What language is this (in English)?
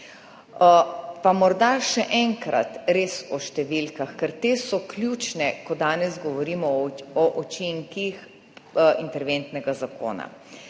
Slovenian